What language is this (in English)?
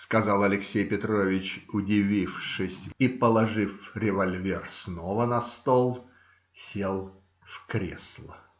Russian